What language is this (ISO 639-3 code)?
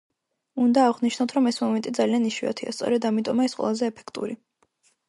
kat